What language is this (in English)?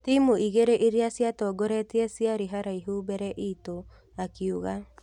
Kikuyu